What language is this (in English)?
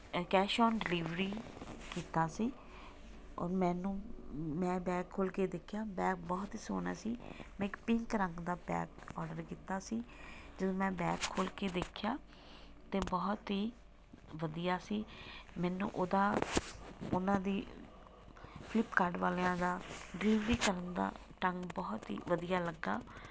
Punjabi